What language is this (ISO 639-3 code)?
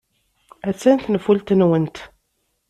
kab